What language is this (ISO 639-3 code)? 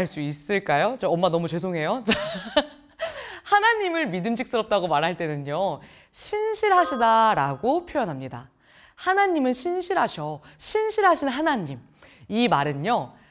kor